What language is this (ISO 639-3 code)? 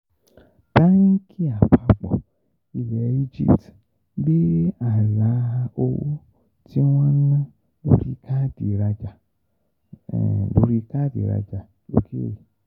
yor